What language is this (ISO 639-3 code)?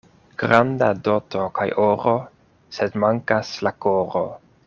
epo